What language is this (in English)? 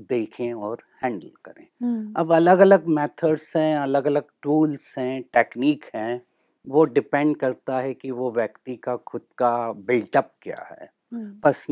Hindi